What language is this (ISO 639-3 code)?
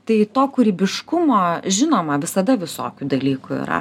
lit